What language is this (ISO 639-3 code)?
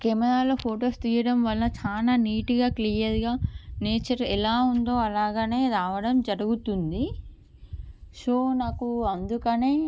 tel